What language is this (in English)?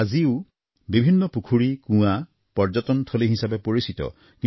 Assamese